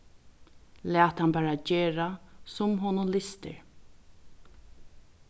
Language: Faroese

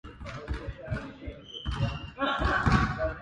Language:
Japanese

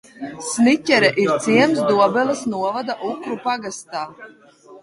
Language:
Latvian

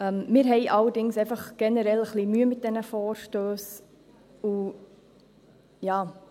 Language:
Swiss German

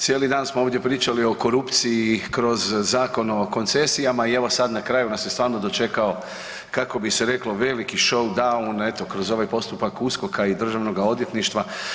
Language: Croatian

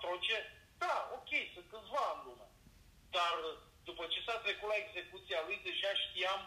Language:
Romanian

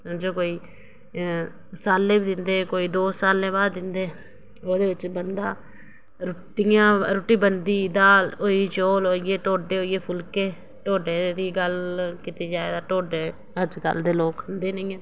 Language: Dogri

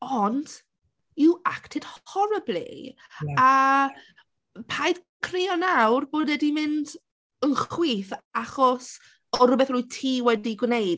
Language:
Welsh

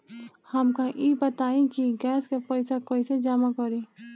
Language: Bhojpuri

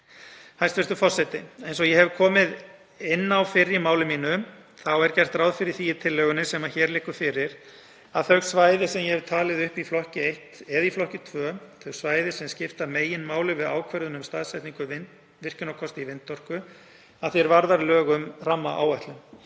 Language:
Icelandic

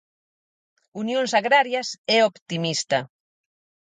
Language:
Galician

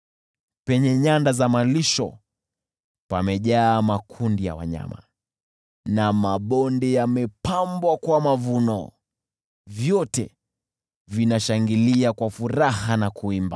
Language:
Swahili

